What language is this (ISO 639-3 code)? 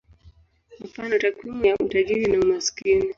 swa